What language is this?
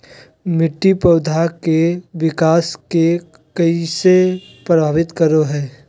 Magahi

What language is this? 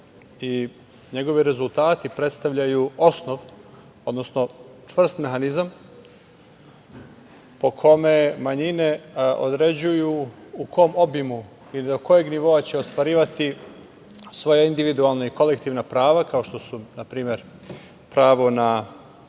Serbian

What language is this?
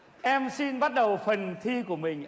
Vietnamese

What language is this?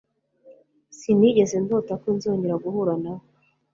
Kinyarwanda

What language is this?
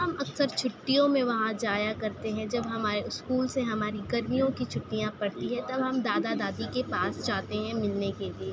Urdu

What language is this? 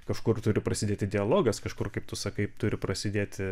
Lithuanian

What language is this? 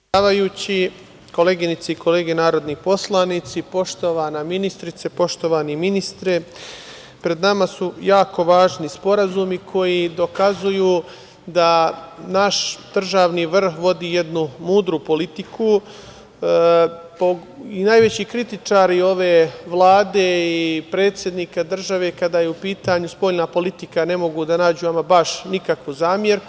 Serbian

